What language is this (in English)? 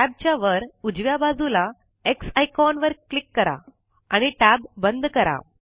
Marathi